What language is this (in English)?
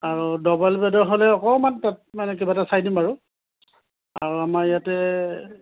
Assamese